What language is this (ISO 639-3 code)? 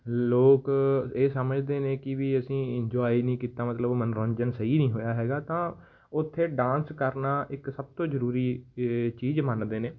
pan